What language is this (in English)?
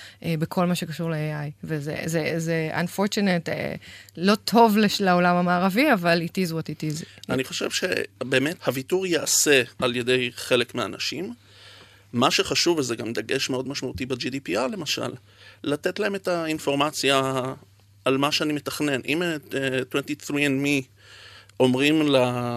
Hebrew